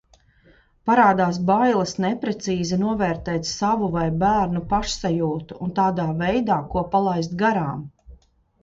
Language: Latvian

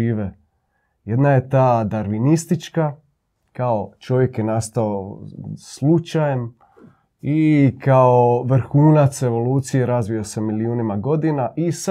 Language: Croatian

